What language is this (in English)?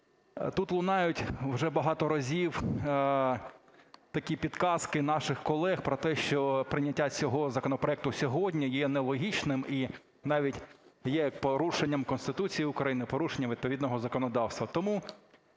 Ukrainian